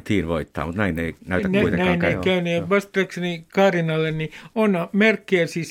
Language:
Finnish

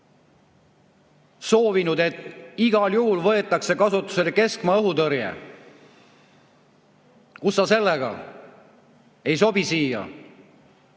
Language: Estonian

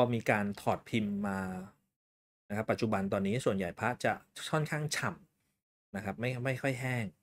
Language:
Thai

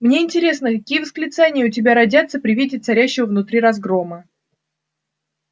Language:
Russian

